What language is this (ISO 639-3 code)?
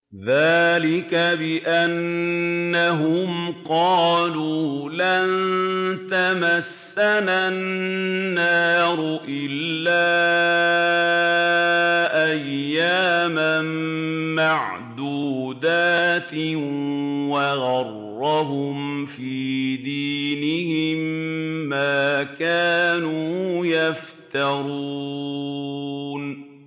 ara